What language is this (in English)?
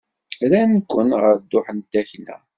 Kabyle